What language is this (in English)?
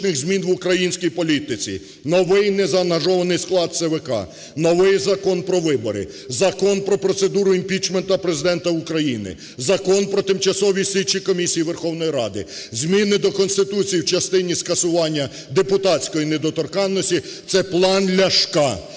Ukrainian